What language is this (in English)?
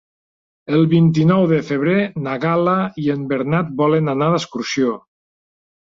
Catalan